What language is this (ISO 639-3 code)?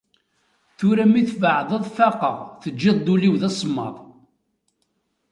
kab